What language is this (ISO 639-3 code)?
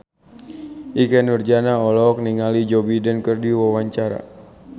sun